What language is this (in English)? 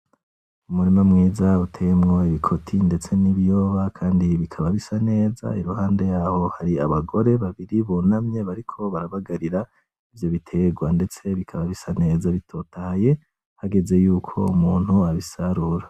Rundi